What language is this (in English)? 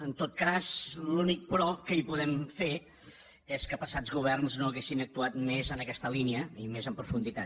Catalan